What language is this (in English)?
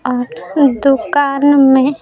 Hindi